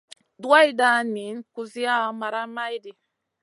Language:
Masana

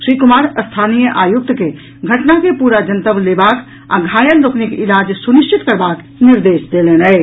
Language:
Maithili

